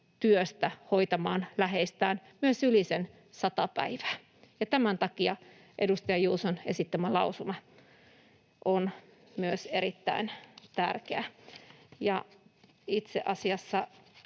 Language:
Finnish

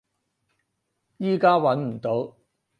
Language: Cantonese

